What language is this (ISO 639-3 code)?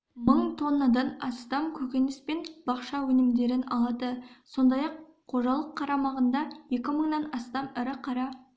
kaz